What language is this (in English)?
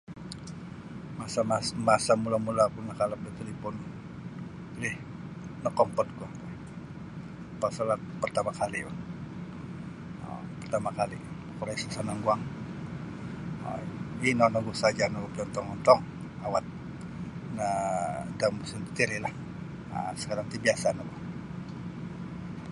Sabah Bisaya